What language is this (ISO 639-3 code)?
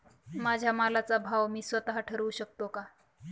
mar